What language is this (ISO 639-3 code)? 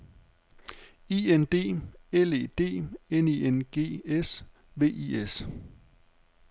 dan